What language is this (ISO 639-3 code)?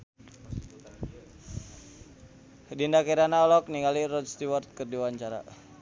sun